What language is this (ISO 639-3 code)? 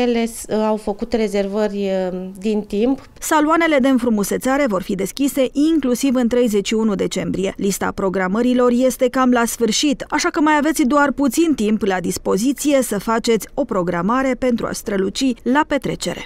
ron